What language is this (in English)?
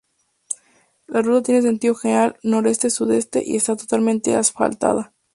Spanish